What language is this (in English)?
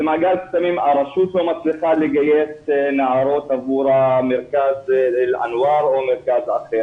Hebrew